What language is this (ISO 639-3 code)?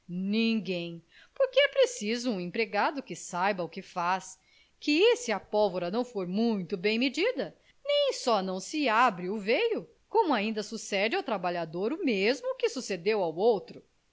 por